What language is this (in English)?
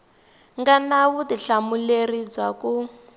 Tsonga